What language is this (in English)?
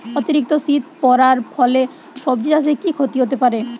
Bangla